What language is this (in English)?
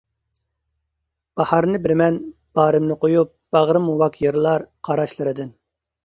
Uyghur